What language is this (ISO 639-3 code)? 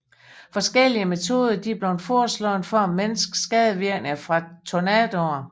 dan